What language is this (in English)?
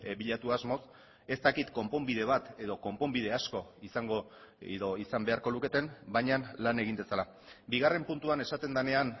Basque